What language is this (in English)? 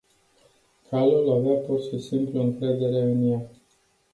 Romanian